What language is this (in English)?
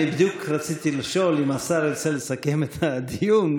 Hebrew